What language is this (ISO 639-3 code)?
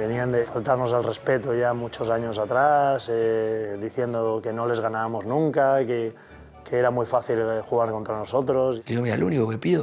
spa